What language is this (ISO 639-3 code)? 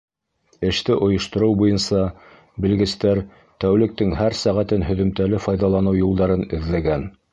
bak